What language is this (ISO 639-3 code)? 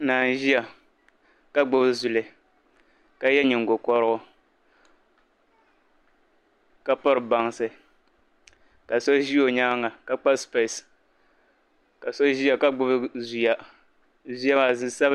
dag